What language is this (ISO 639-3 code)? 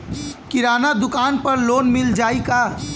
bho